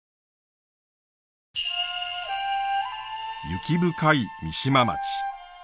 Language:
Japanese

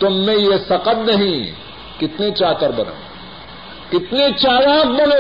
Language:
Urdu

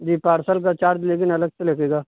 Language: Urdu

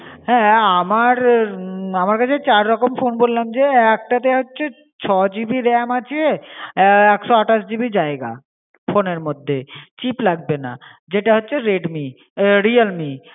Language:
Bangla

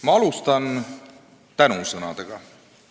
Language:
Estonian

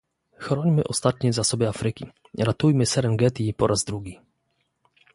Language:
Polish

